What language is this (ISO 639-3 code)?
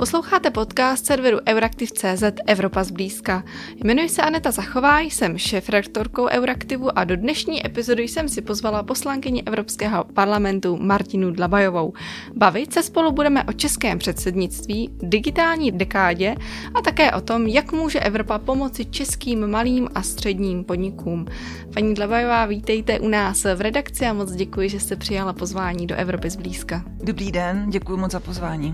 ces